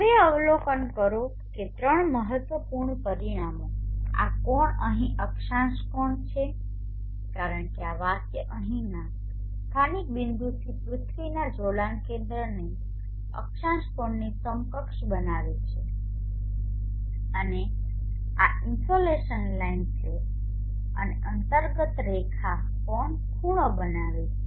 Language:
Gujarati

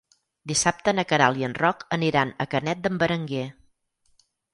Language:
Catalan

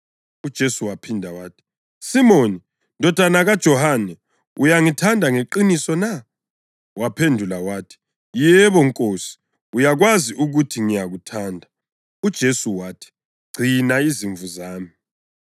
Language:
North Ndebele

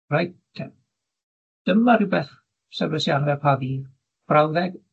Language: Welsh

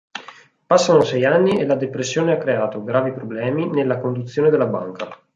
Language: Italian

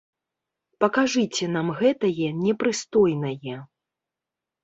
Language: Belarusian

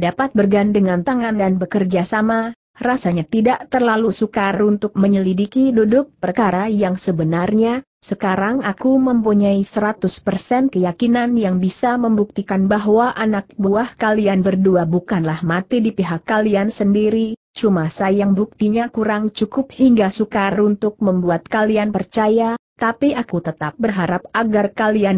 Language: Indonesian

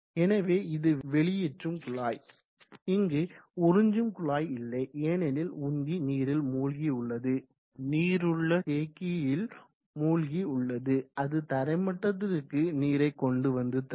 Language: Tamil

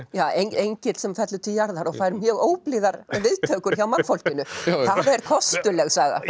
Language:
Icelandic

